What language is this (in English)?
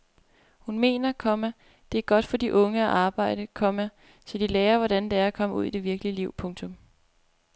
Danish